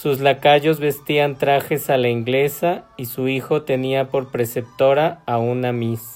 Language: Spanish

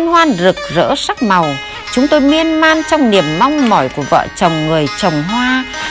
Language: Vietnamese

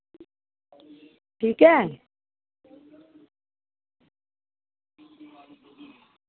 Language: Dogri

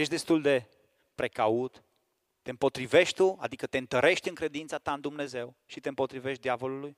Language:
Romanian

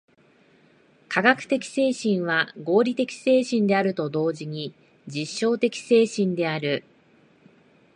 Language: Japanese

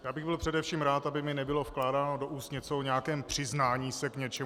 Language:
Czech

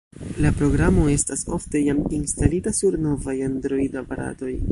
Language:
Esperanto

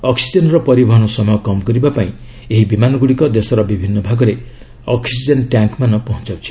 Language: Odia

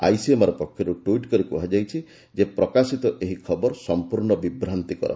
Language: Odia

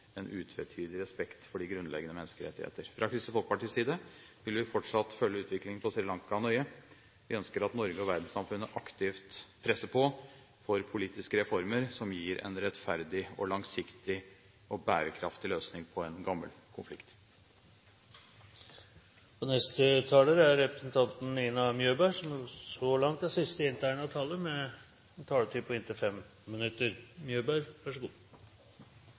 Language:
Norwegian Bokmål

